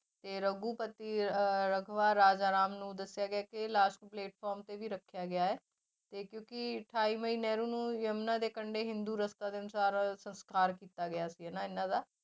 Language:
Punjabi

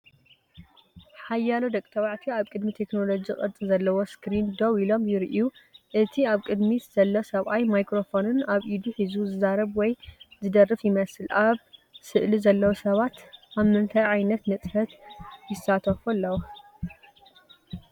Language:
Tigrinya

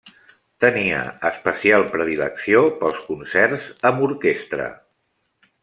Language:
Catalan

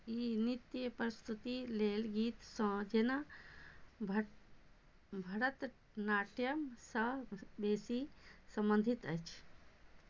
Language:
Maithili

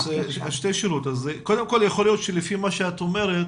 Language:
Hebrew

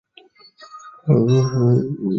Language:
Chinese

